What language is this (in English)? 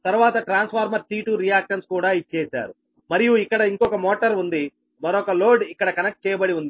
Telugu